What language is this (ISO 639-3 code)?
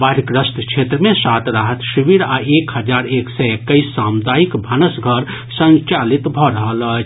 mai